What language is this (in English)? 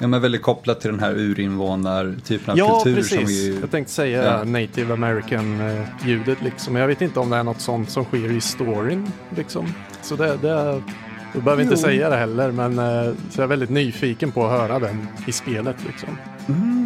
Swedish